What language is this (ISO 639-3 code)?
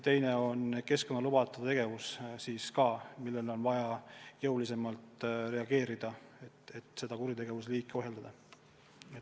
est